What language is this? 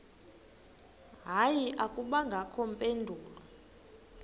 Xhosa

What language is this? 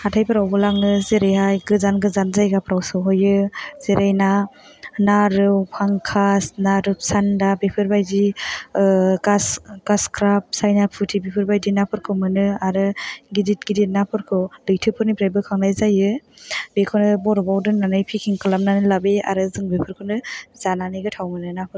Bodo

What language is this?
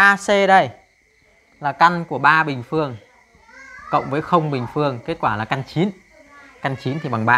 Vietnamese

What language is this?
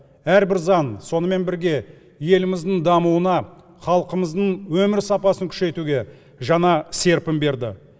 Kazakh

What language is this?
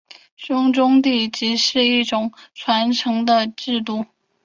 Chinese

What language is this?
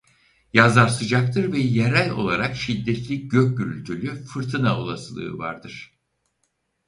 Turkish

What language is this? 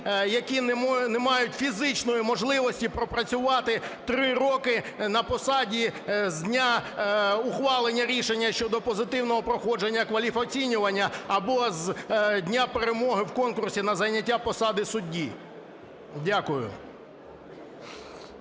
Ukrainian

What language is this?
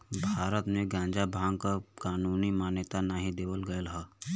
Bhojpuri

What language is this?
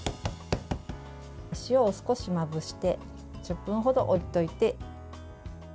Japanese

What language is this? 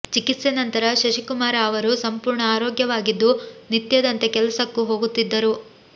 Kannada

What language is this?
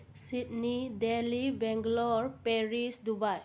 Manipuri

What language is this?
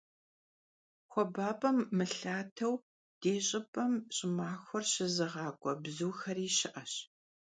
Kabardian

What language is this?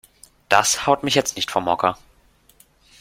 German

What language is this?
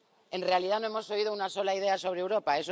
Spanish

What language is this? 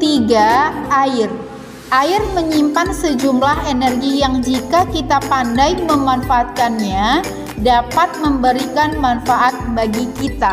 Indonesian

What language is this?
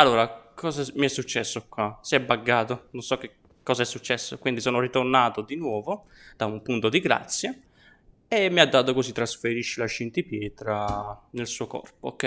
Italian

